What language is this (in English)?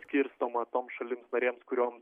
Lithuanian